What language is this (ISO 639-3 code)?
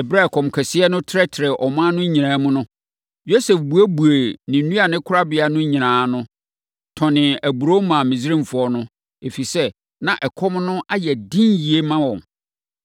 aka